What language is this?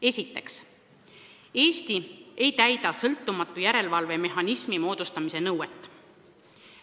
Estonian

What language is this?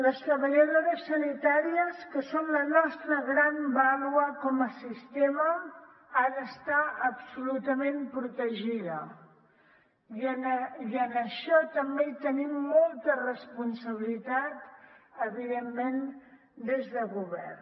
Catalan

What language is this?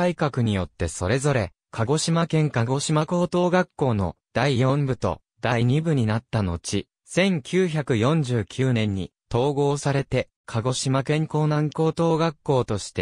Japanese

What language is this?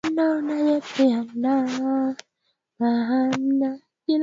Swahili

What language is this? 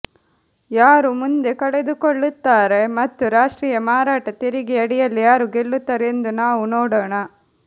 Kannada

